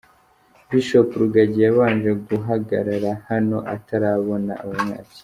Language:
Kinyarwanda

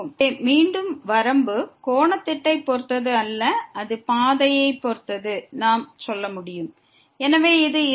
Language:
Tamil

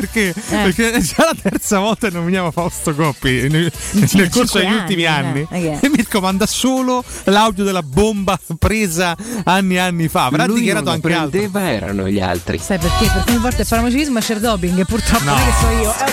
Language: Italian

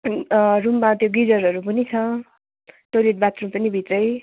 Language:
Nepali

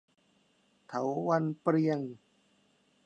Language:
Thai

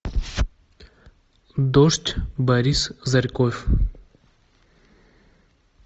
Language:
Russian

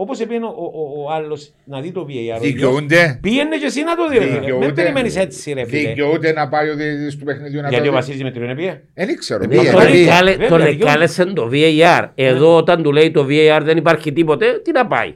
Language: Greek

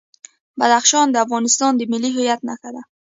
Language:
Pashto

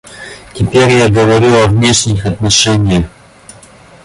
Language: Russian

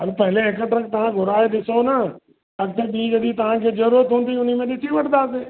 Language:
Sindhi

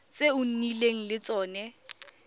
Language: Tswana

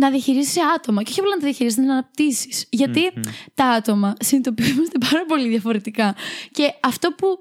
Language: Greek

